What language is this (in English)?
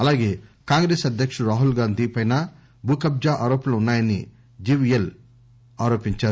Telugu